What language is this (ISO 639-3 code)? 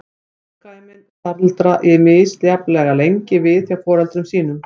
isl